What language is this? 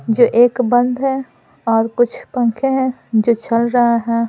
Hindi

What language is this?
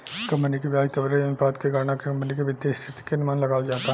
Bhojpuri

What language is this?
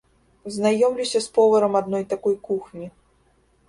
Belarusian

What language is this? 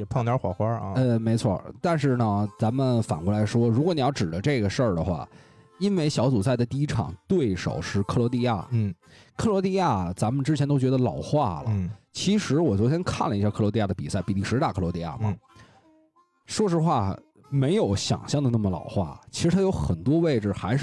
Chinese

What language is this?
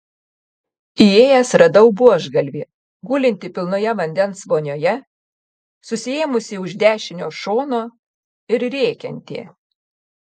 Lithuanian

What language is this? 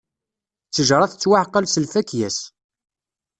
Kabyle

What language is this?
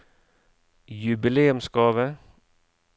Norwegian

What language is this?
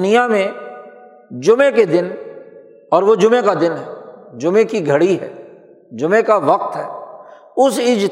Urdu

